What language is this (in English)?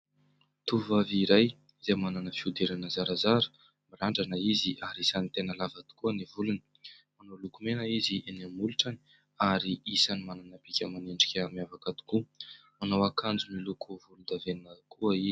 Malagasy